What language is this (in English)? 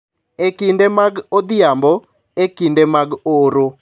Luo (Kenya and Tanzania)